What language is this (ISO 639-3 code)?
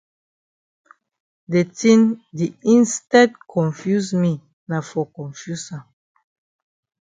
wes